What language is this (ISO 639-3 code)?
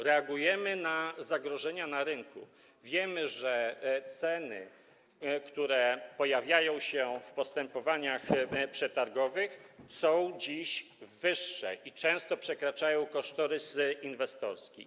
pol